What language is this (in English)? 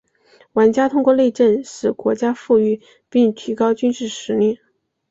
Chinese